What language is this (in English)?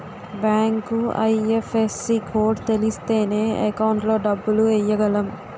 Telugu